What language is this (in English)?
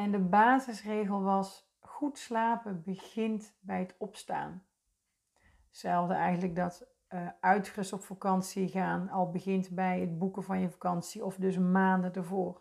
Dutch